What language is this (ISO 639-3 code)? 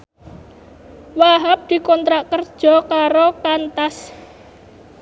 jav